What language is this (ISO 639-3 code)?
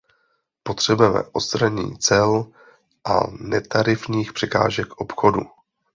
ces